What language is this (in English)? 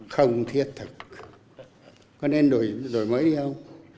Vietnamese